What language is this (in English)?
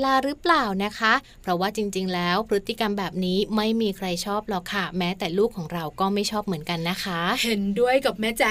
Thai